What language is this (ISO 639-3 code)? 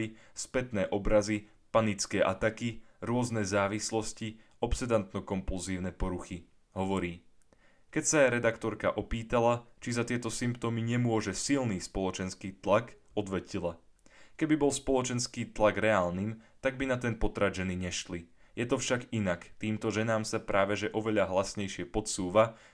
slk